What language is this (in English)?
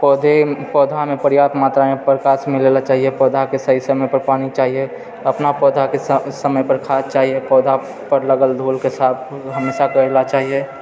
Maithili